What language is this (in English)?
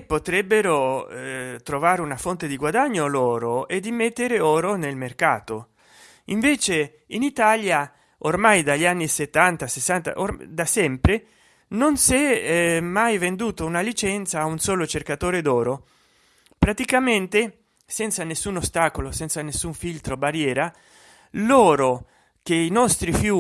Italian